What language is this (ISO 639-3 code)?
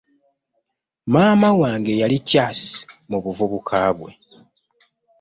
lug